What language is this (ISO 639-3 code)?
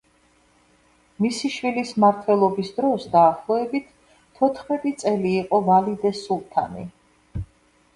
kat